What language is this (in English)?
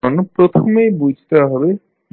Bangla